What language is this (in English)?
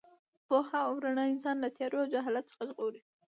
Pashto